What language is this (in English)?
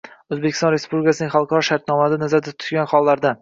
Uzbek